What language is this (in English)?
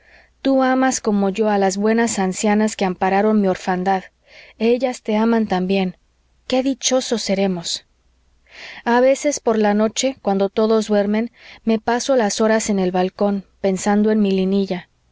Spanish